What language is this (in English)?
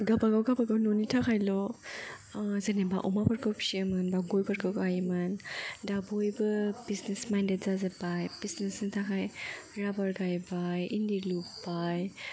Bodo